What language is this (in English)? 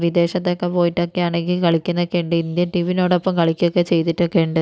Malayalam